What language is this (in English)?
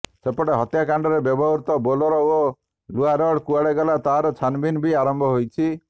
Odia